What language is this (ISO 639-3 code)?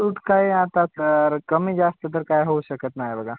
mar